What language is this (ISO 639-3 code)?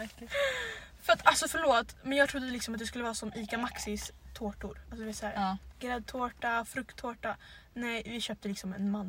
swe